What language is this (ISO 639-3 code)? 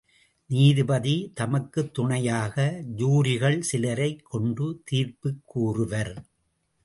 tam